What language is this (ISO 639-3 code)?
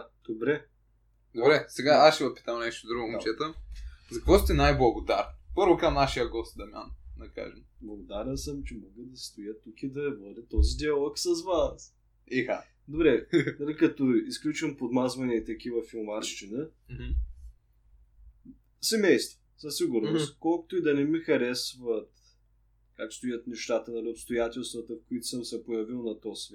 bul